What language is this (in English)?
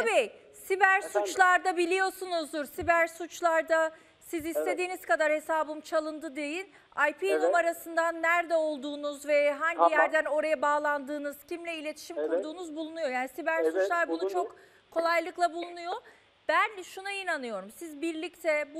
Turkish